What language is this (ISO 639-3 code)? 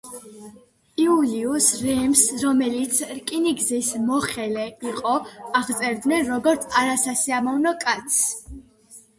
kat